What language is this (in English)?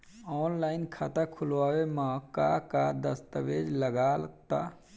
Bhojpuri